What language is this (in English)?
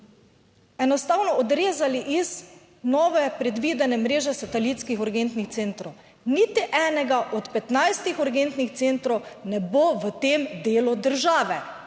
Slovenian